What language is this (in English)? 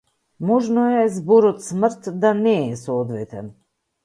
Macedonian